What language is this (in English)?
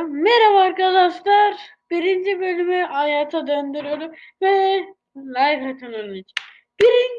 Turkish